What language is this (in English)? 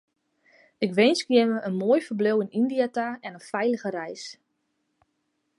Western Frisian